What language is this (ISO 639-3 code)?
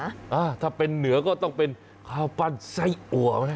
tha